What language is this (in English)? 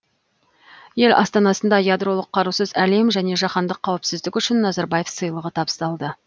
Kazakh